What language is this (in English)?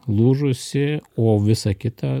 Lithuanian